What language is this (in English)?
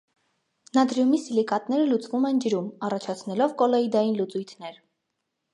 Armenian